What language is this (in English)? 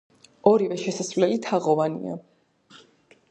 Georgian